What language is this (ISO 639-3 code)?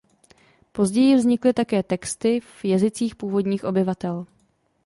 ces